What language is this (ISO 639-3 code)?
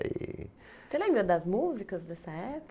por